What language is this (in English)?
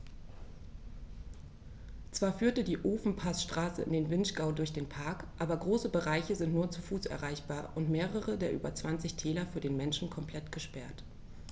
German